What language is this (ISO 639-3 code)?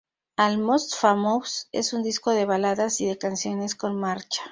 spa